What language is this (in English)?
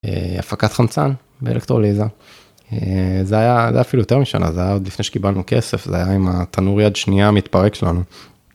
Hebrew